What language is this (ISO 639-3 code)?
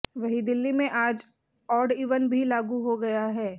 hin